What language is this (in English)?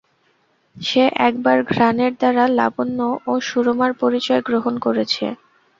Bangla